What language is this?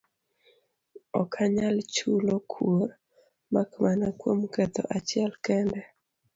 Luo (Kenya and Tanzania)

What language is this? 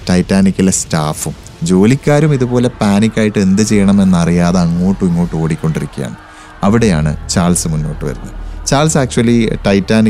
Malayalam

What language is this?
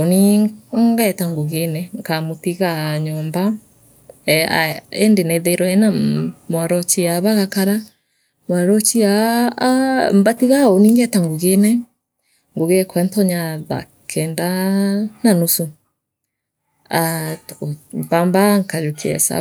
Meru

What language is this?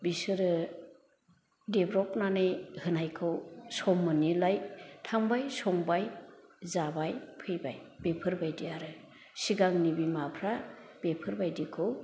Bodo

